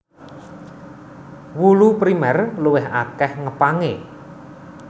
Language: Javanese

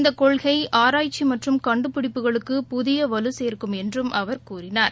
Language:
Tamil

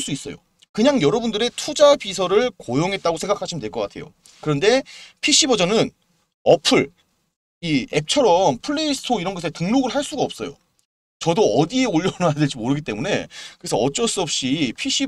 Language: Korean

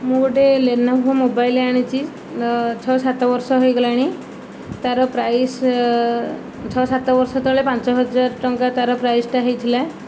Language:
Odia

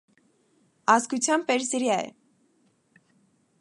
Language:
Armenian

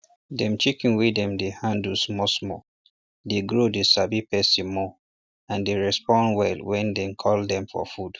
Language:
Nigerian Pidgin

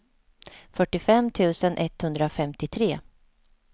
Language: Swedish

